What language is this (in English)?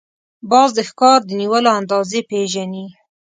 Pashto